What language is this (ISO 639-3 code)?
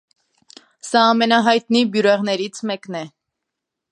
hye